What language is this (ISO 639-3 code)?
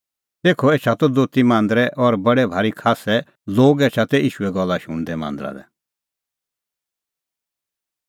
kfx